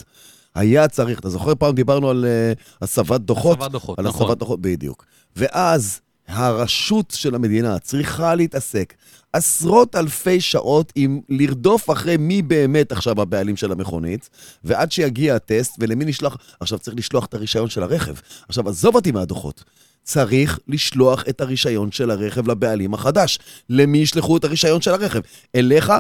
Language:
Hebrew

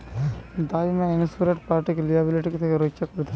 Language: Bangla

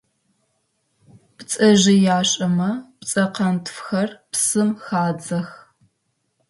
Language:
Adyghe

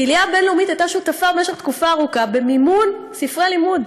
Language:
Hebrew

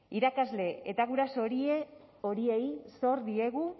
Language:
Basque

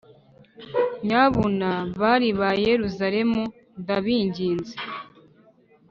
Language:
Kinyarwanda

